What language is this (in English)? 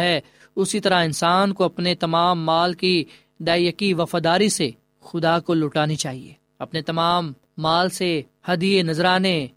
Urdu